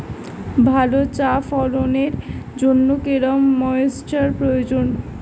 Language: Bangla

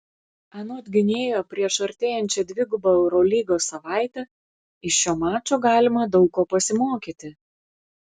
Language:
Lithuanian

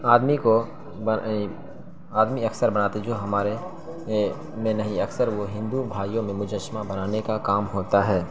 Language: Urdu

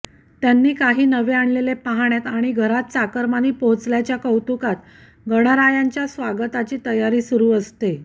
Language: Marathi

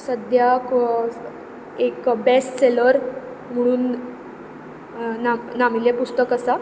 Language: Konkani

